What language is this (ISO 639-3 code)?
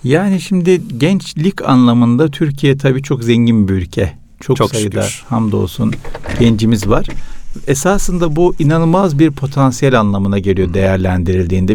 tur